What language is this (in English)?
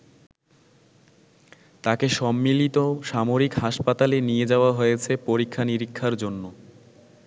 Bangla